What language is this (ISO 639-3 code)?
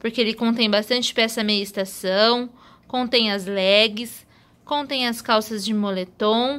por